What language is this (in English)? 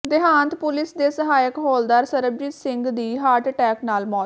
Punjabi